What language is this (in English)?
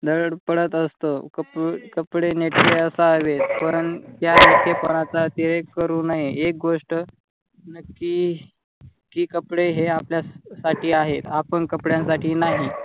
Marathi